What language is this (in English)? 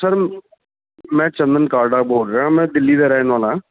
Punjabi